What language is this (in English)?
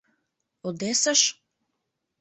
Mari